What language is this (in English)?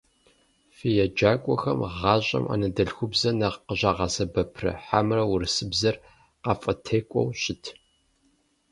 Kabardian